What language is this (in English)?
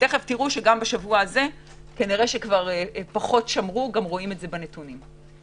Hebrew